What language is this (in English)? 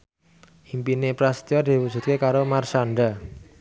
Javanese